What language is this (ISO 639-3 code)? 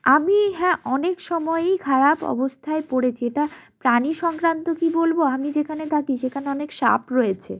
ben